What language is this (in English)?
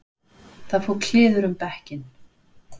Icelandic